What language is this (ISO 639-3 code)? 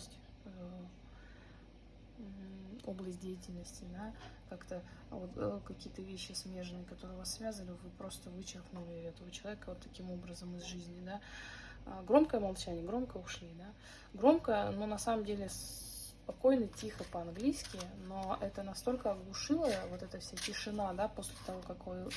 rus